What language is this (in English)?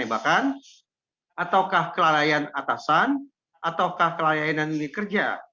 Indonesian